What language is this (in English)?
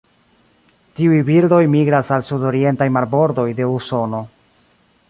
Esperanto